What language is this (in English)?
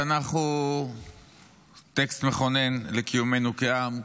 Hebrew